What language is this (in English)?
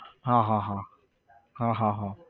Gujarati